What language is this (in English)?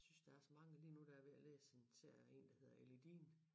Danish